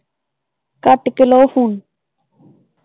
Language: Punjabi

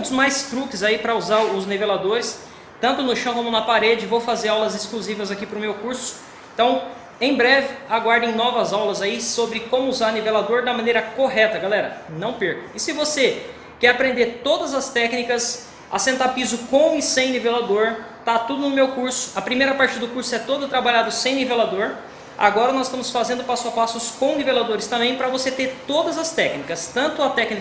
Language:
Portuguese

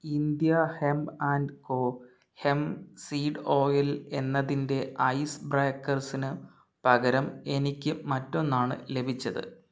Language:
Malayalam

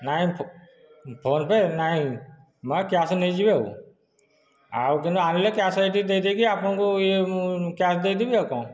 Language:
Odia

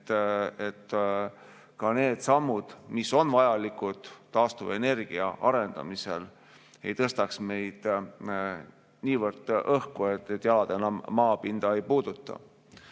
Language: Estonian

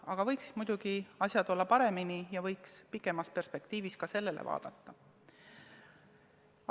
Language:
Estonian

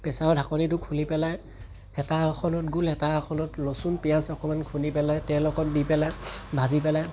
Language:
Assamese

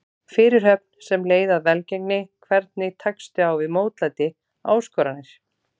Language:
Icelandic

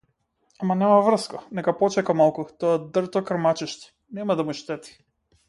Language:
Macedonian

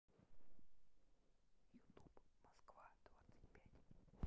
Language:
Russian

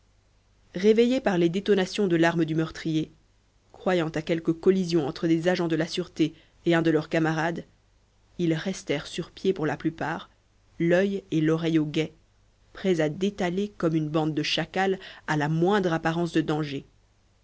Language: French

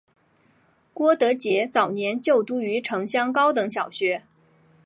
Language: Chinese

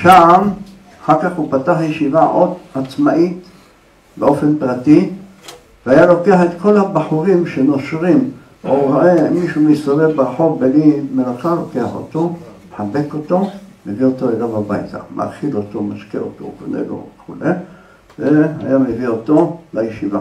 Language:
Hebrew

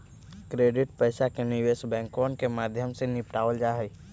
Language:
Magahi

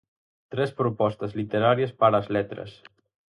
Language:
Galician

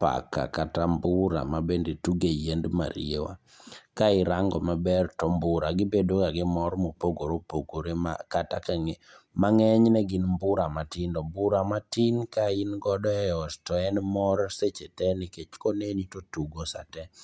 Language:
Luo (Kenya and Tanzania)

